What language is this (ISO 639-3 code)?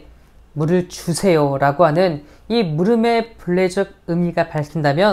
kor